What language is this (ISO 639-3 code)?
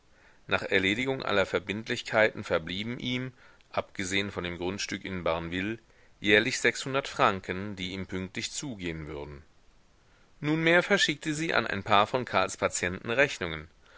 deu